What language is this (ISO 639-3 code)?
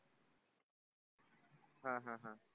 mar